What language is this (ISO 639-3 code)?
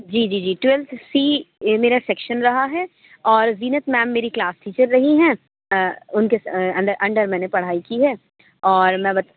urd